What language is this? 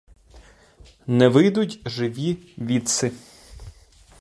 Ukrainian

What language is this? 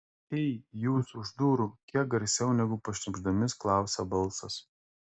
Lithuanian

